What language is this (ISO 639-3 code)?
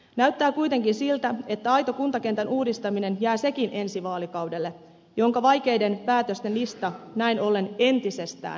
fin